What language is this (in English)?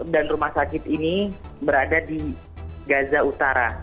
Indonesian